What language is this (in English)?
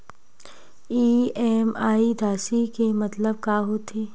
Chhattisgarhi